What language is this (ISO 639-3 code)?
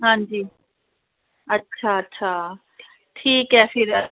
doi